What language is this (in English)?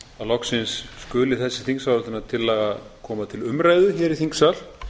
Icelandic